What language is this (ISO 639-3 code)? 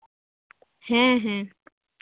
sat